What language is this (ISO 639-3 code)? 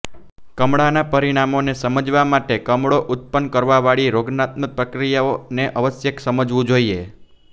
guj